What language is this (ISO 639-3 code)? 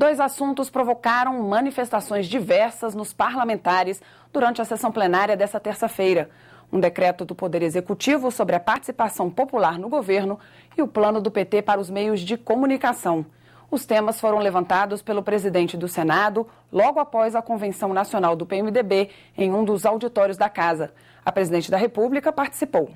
por